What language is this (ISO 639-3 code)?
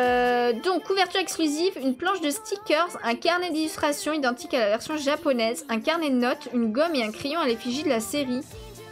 fra